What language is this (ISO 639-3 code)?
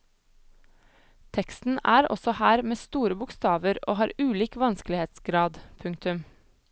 nor